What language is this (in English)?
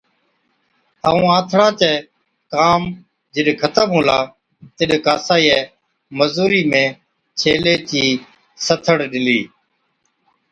Od